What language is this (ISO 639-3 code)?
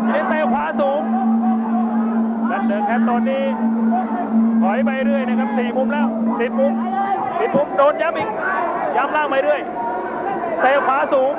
tha